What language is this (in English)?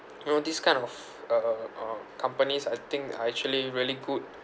English